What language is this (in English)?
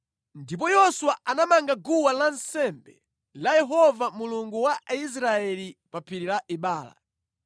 Nyanja